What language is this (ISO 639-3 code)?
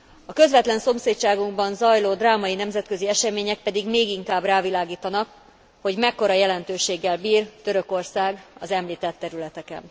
hun